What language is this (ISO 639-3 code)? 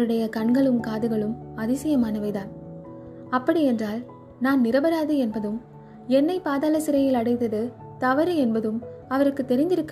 tam